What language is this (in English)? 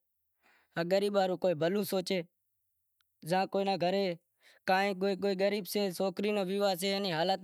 Wadiyara Koli